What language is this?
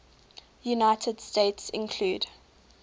English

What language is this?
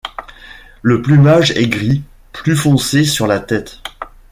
French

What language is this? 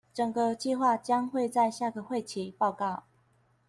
Chinese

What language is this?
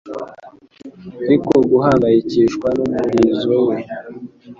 Kinyarwanda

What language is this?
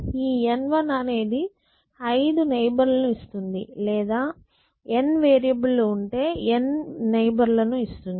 Telugu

